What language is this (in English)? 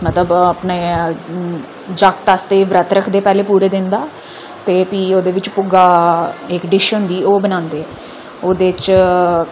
Dogri